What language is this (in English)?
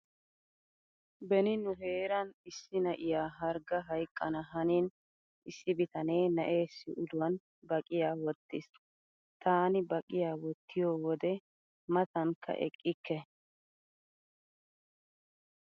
Wolaytta